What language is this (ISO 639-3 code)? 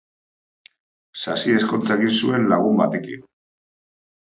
eus